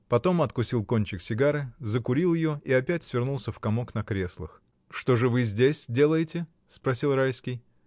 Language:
Russian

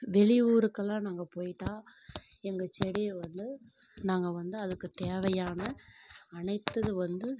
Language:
Tamil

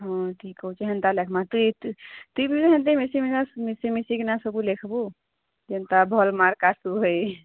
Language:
Odia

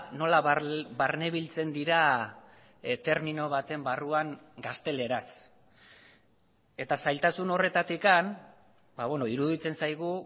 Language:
Basque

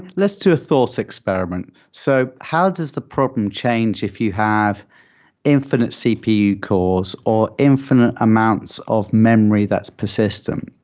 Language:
English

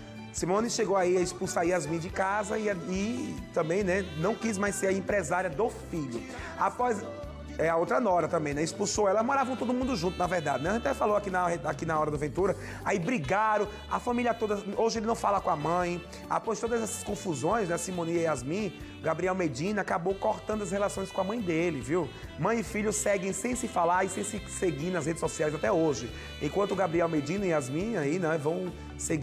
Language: Portuguese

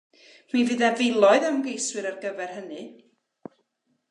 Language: Welsh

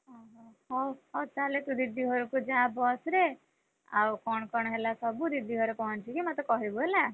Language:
Odia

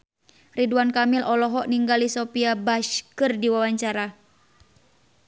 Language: Sundanese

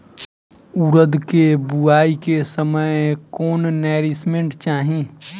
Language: Bhojpuri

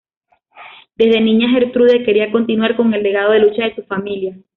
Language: Spanish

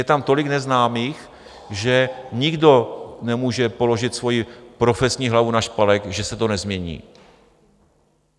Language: Czech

